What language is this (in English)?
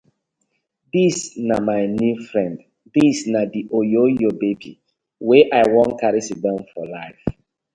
Nigerian Pidgin